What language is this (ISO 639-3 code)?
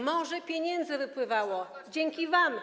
pol